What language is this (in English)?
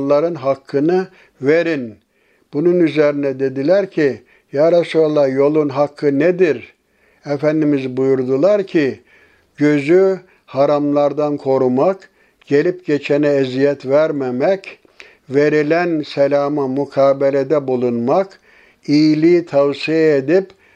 Turkish